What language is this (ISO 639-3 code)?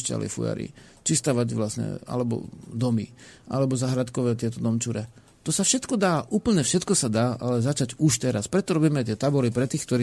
slk